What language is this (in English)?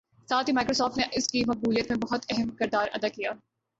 Urdu